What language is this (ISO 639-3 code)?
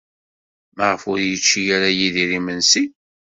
kab